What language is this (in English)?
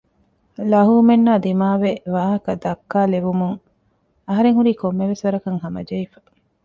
Divehi